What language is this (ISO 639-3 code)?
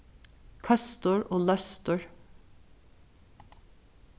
fao